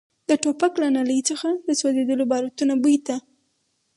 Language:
Pashto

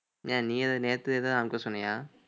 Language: Tamil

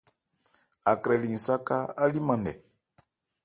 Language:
Ebrié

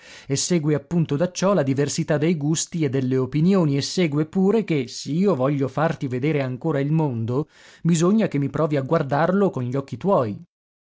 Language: Italian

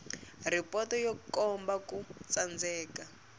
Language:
Tsonga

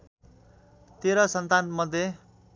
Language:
Nepali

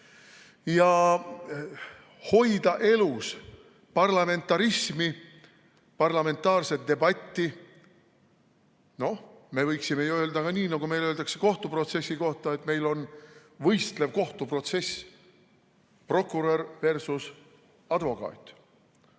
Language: Estonian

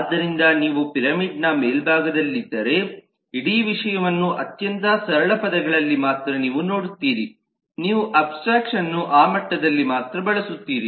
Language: Kannada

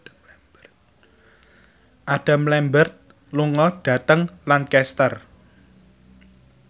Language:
Javanese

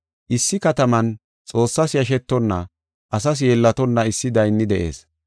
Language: Gofa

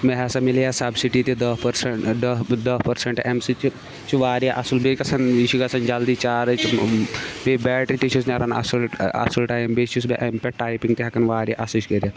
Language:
Kashmiri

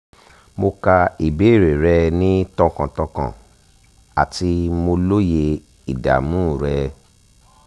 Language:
Yoruba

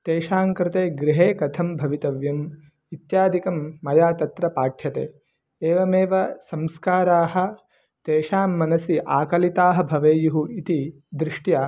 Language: Sanskrit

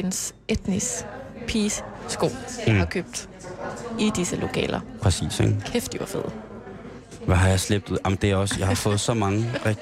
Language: Danish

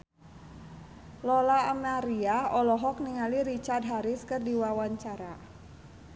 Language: Sundanese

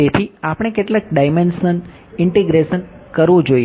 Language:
Gujarati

